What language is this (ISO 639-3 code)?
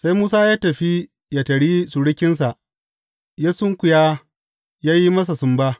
hau